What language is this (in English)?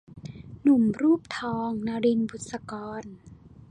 Thai